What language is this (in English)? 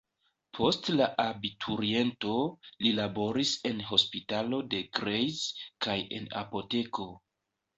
Esperanto